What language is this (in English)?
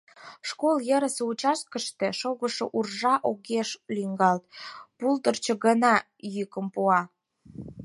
Mari